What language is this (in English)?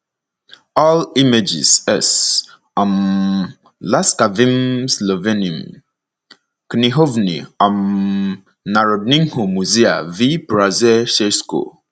Igbo